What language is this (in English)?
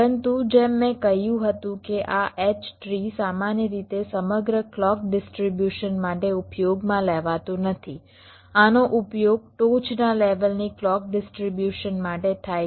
Gujarati